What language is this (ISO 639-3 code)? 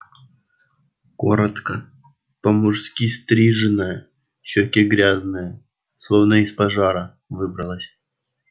rus